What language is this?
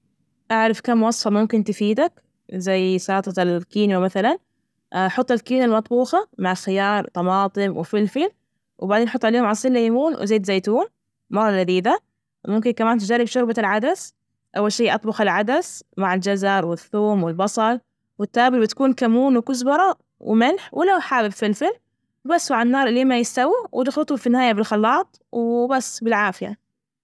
Najdi Arabic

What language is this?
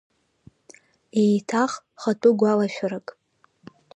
Abkhazian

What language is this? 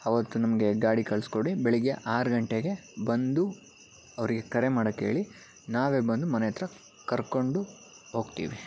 Kannada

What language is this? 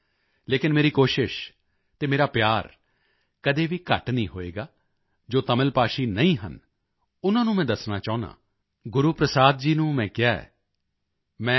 Punjabi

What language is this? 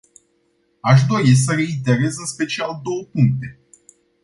Romanian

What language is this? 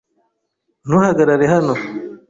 Kinyarwanda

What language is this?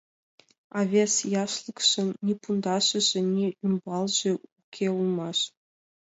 Mari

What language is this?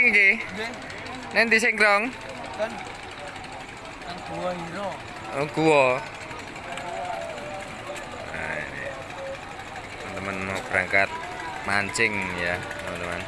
Indonesian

